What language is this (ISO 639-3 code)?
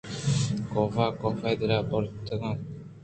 bgp